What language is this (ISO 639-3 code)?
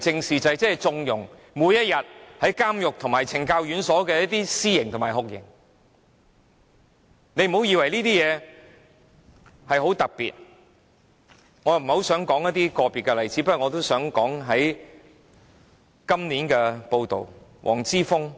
yue